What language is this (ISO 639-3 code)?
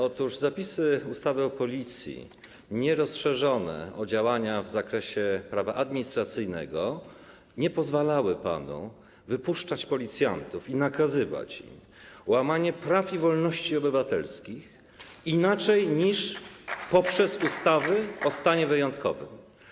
pol